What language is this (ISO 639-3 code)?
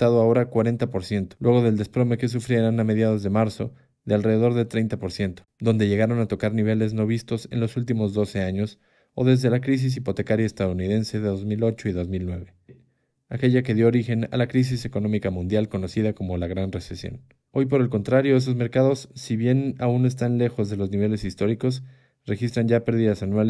spa